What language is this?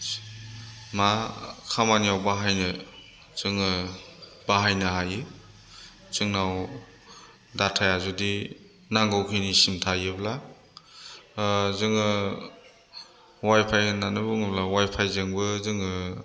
Bodo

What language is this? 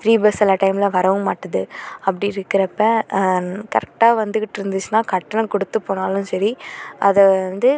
Tamil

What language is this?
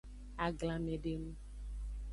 Aja (Benin)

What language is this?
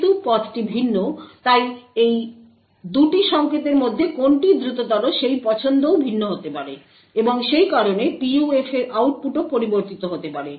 Bangla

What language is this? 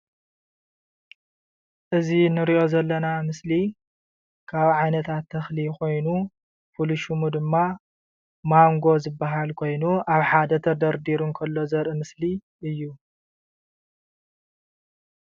Tigrinya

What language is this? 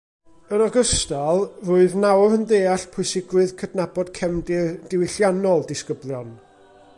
Welsh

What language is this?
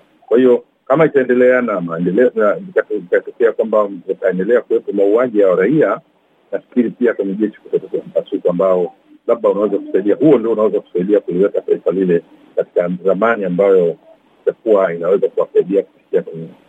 Swahili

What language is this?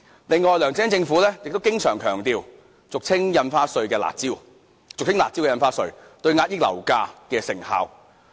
Cantonese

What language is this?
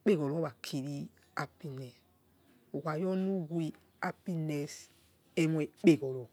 Yekhee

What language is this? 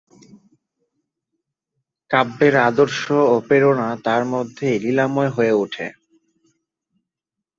Bangla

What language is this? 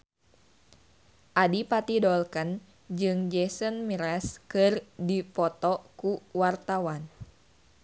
Sundanese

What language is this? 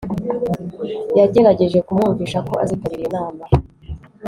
Kinyarwanda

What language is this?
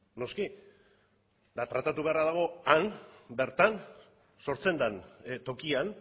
Basque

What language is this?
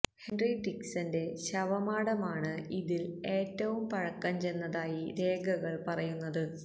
Malayalam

